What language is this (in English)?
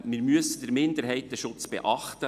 Swiss German